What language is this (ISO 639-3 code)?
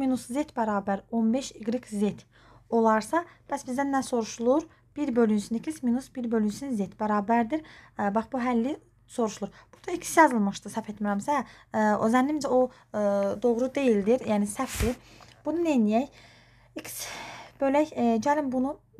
tur